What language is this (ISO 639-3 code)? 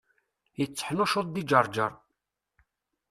kab